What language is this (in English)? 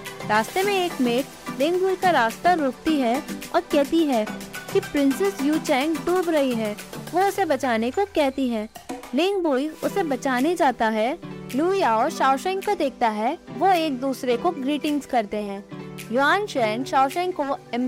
Hindi